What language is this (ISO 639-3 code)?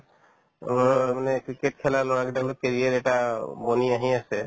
asm